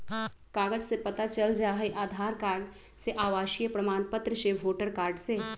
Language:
Magahi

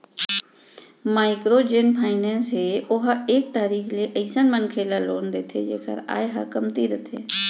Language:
Chhattisgarhi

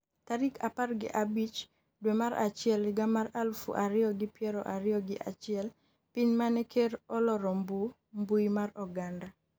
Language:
Luo (Kenya and Tanzania)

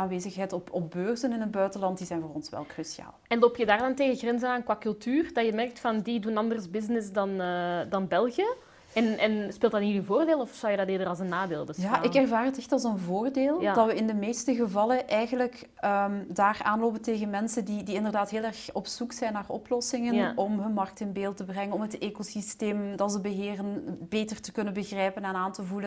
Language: Dutch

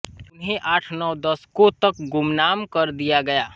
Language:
Hindi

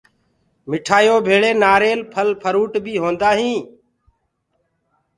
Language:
Gurgula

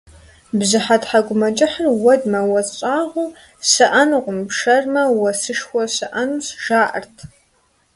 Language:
Kabardian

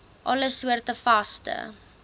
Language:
Afrikaans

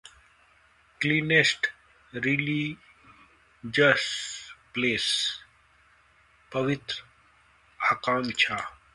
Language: Hindi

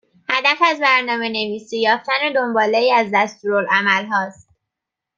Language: Persian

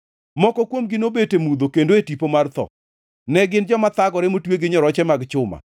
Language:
Luo (Kenya and Tanzania)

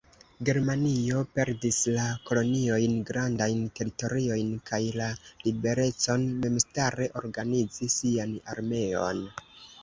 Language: Esperanto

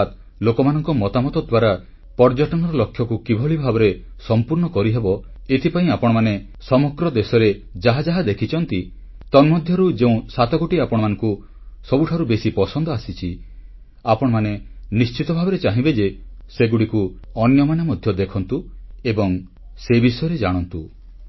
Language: Odia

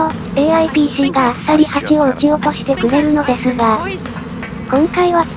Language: Japanese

